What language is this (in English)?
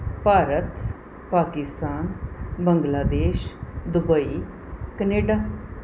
Punjabi